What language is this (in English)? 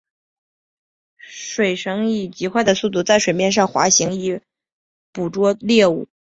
Chinese